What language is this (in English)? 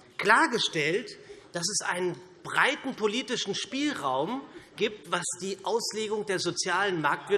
German